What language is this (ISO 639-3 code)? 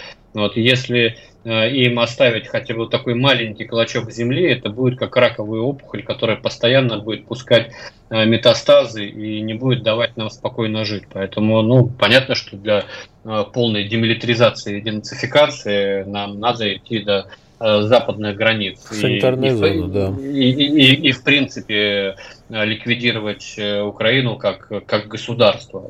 rus